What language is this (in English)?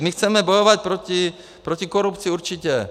Czech